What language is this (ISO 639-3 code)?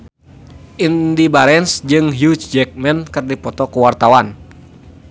sun